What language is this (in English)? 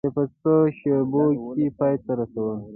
Pashto